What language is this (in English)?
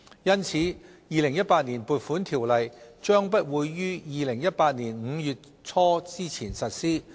Cantonese